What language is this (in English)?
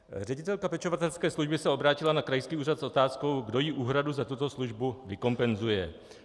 Czech